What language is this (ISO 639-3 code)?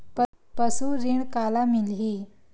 hne